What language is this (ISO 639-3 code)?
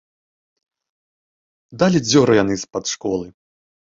bel